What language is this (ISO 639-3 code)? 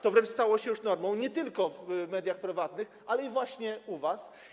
pol